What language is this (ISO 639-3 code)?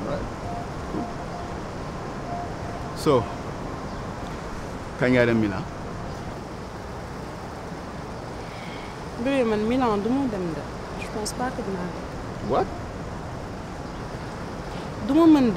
fra